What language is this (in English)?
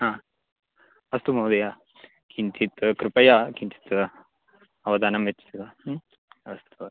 Sanskrit